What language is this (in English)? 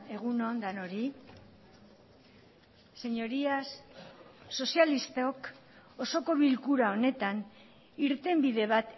Basque